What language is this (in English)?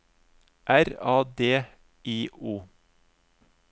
Norwegian